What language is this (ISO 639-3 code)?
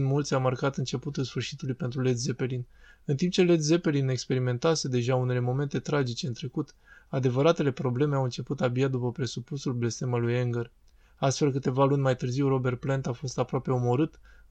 ron